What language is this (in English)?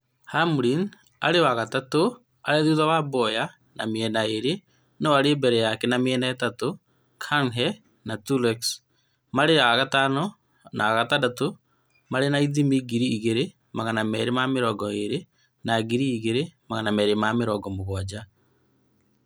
Kikuyu